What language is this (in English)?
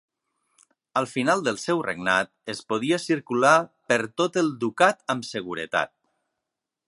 Catalan